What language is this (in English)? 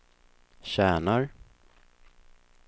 Swedish